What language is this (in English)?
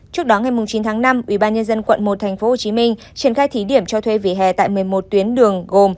Vietnamese